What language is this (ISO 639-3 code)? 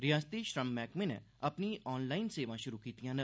doi